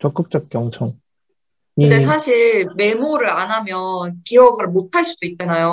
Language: Korean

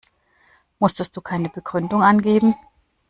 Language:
German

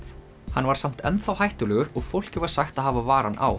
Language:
Icelandic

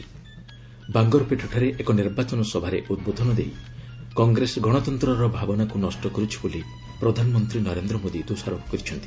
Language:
Odia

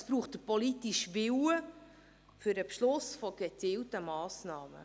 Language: Swiss German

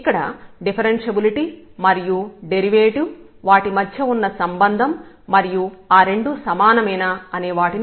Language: Telugu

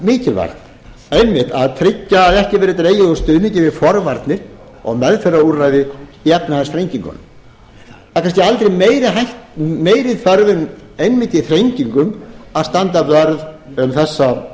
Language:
Icelandic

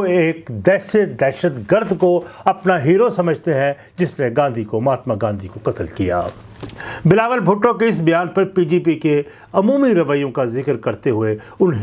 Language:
Urdu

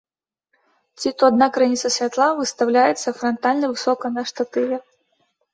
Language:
Belarusian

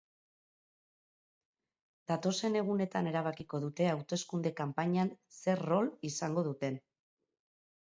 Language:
Basque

